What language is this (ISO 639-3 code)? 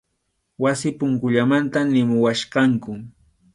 qxu